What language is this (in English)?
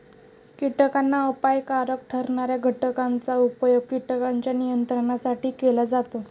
Marathi